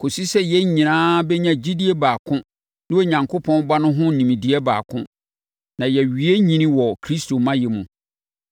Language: Akan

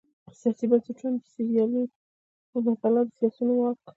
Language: Pashto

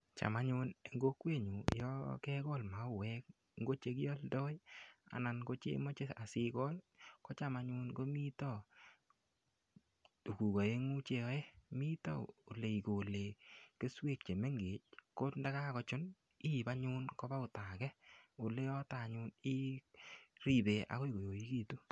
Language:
Kalenjin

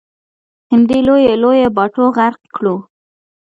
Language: Pashto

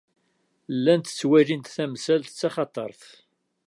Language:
Kabyle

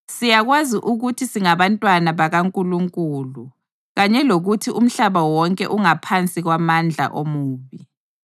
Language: North Ndebele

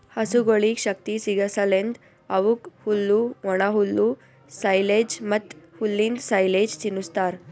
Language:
Kannada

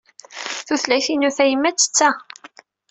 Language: Kabyle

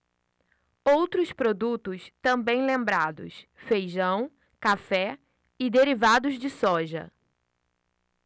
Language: Portuguese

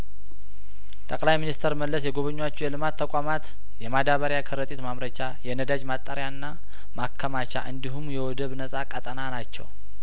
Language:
Amharic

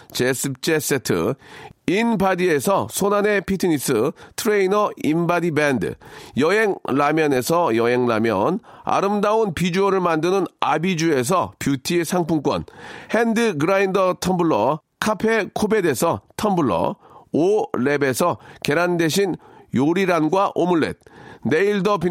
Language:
Korean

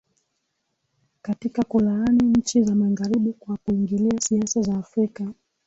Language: Swahili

